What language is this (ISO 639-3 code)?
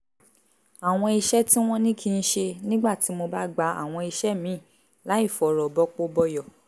yor